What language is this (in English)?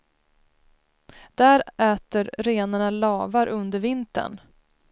Swedish